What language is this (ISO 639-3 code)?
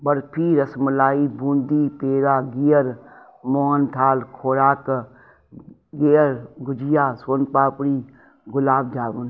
snd